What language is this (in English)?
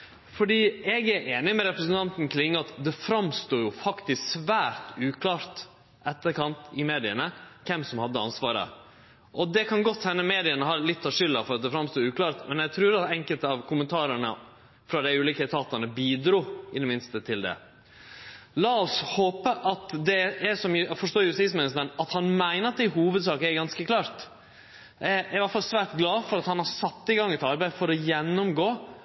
Norwegian Nynorsk